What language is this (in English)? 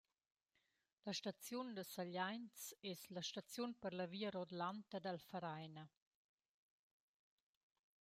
Romansh